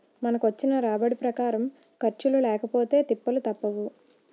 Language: Telugu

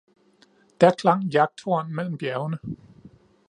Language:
Danish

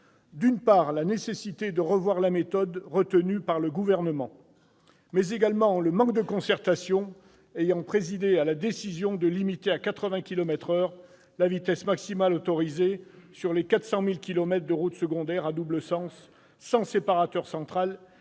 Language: French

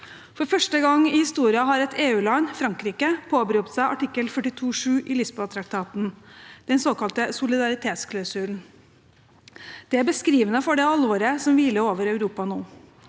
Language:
Norwegian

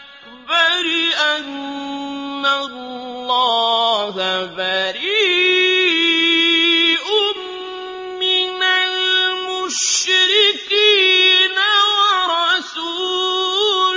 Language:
Arabic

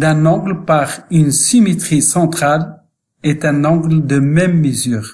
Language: French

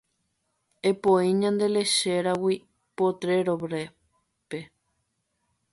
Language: Guarani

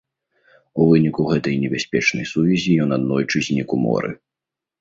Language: Belarusian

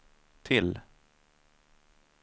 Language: Swedish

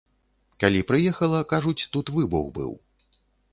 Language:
Belarusian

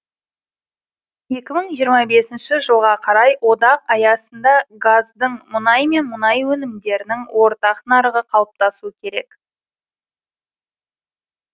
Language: Kazakh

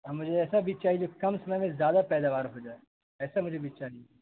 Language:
Urdu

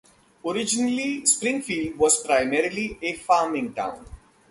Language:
English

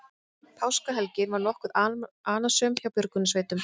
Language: Icelandic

